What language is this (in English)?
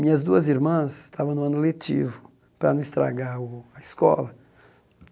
Portuguese